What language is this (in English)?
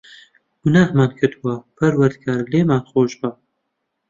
Central Kurdish